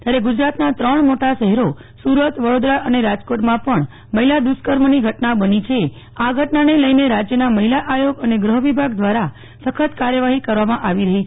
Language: Gujarati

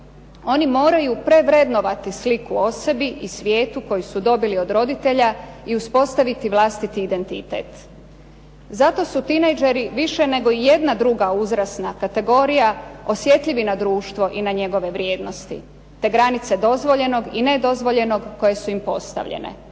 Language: Croatian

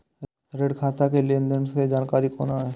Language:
Maithili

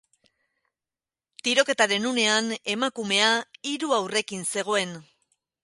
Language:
Basque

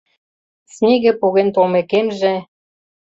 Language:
Mari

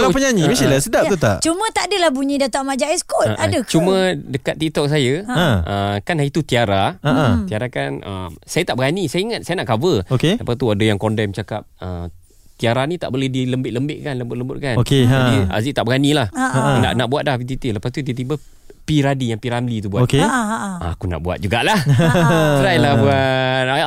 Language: Malay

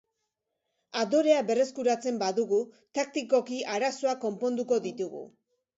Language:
Basque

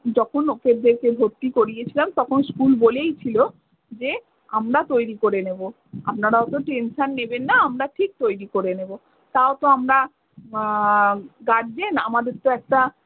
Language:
Bangla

